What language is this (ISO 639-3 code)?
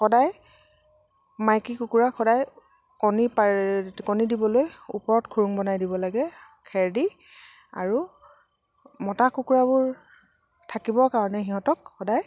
asm